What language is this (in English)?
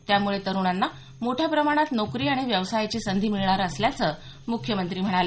Marathi